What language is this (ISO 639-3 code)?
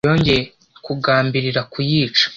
kin